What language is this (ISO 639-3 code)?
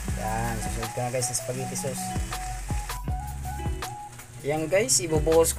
fil